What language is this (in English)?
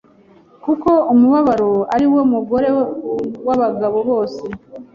Kinyarwanda